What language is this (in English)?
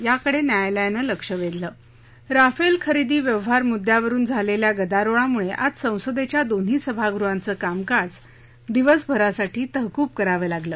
Marathi